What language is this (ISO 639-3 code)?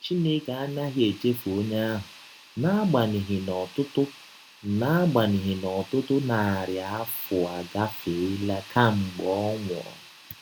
ibo